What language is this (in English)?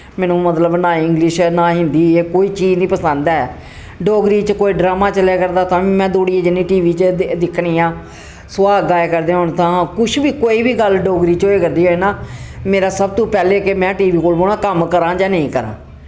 Dogri